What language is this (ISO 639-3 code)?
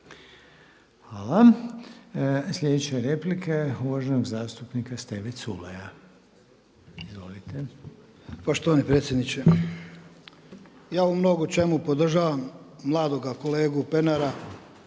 hrv